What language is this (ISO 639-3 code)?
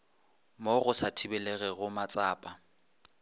nso